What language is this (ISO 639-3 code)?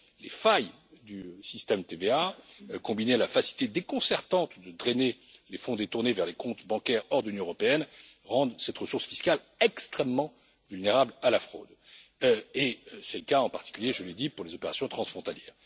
fra